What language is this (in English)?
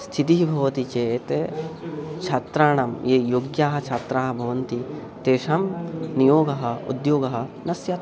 Sanskrit